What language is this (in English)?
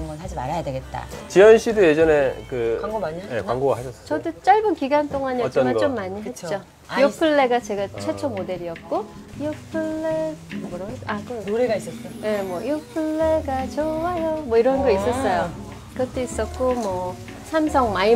Korean